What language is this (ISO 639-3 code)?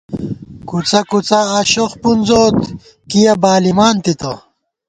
gwt